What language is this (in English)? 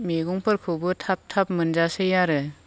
Bodo